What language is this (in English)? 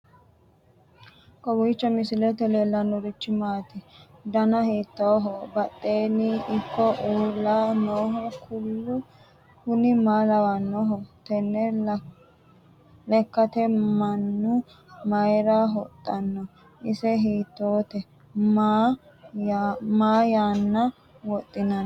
Sidamo